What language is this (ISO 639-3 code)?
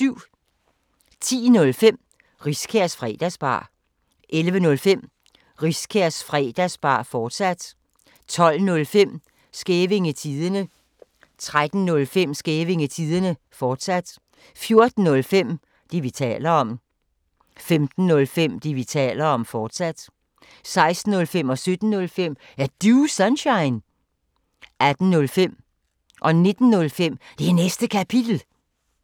dan